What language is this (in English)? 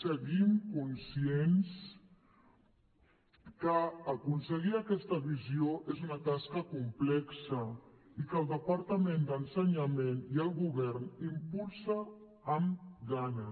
Catalan